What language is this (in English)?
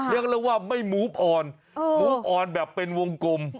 Thai